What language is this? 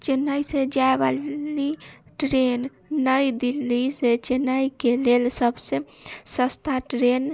Maithili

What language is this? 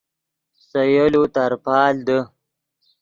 Yidgha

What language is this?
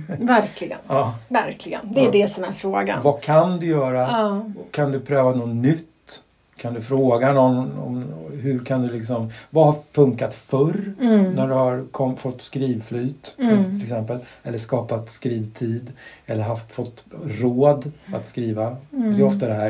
Swedish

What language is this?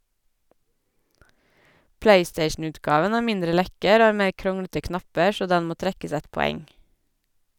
Norwegian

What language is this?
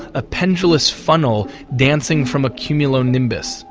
English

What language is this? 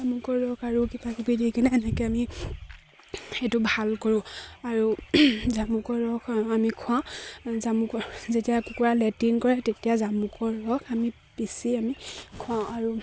Assamese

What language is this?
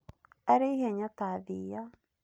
Kikuyu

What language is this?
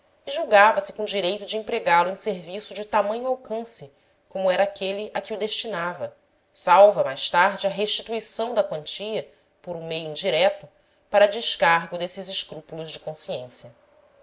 Portuguese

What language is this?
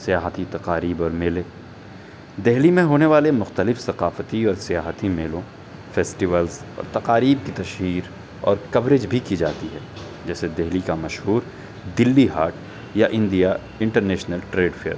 Urdu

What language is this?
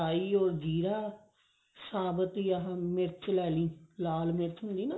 Punjabi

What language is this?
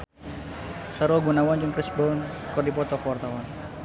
Sundanese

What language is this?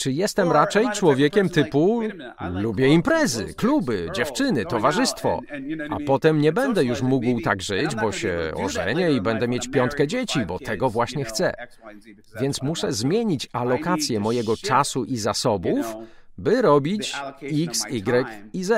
Polish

